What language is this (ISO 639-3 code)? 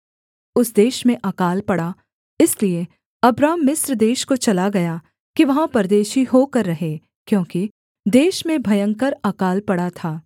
hin